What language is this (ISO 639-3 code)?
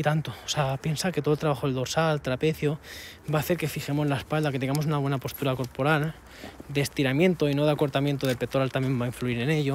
spa